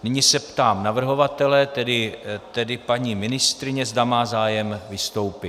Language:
Czech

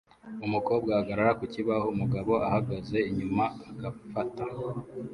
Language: Kinyarwanda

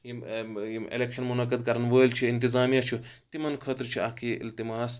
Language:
Kashmiri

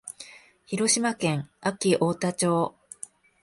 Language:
Japanese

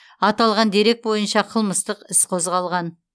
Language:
Kazakh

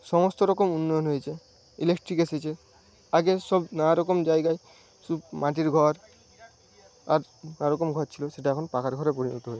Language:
Bangla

